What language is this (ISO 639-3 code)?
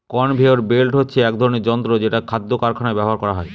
ben